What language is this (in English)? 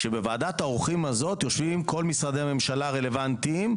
Hebrew